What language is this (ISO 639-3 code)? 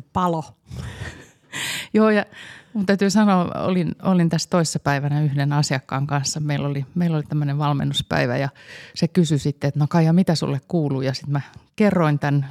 fin